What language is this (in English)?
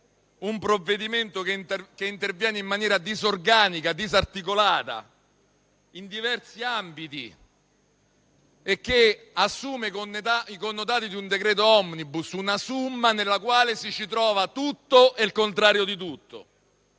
Italian